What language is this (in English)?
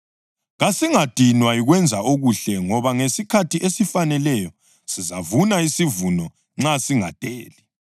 North Ndebele